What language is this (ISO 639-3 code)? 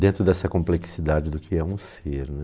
por